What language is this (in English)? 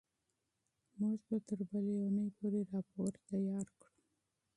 Pashto